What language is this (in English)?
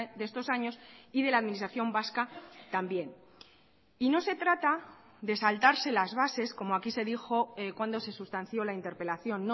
Spanish